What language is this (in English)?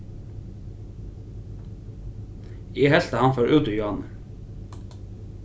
Faroese